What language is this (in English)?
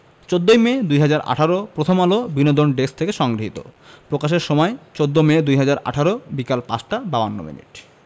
Bangla